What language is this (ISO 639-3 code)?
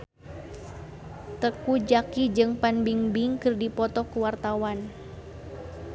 sun